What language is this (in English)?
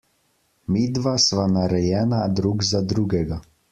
Slovenian